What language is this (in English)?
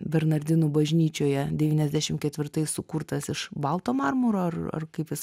Lithuanian